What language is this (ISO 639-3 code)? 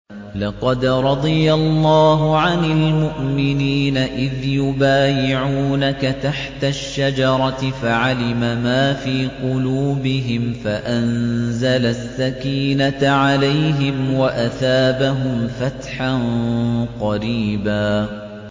ara